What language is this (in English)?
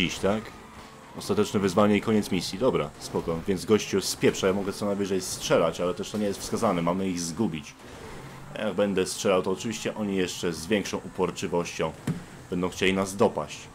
Polish